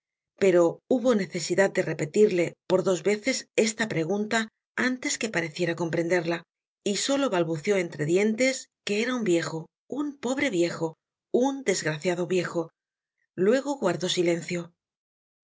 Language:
Spanish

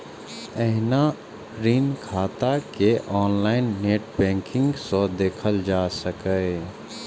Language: Maithili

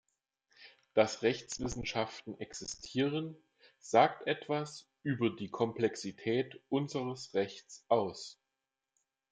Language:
German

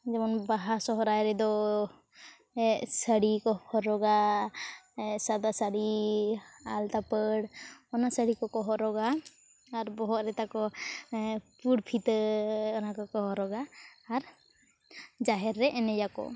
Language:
Santali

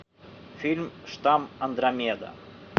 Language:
Russian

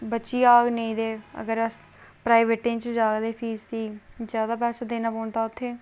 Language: Dogri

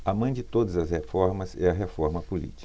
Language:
Portuguese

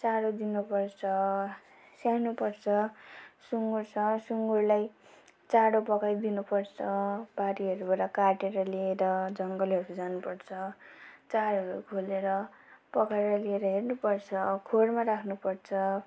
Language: Nepali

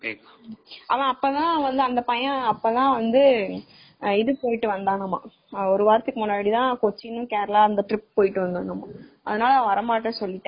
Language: Tamil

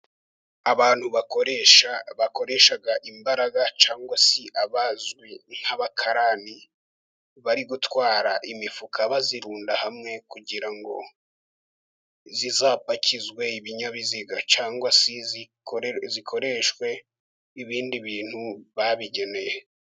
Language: Kinyarwanda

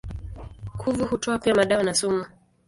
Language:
Swahili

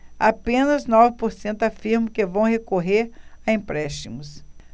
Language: Portuguese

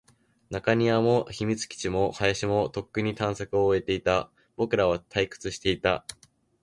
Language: Japanese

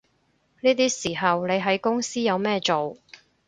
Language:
Cantonese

